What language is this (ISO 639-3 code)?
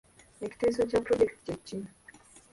lug